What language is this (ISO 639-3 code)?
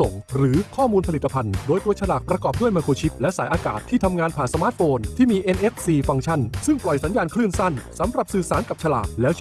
tha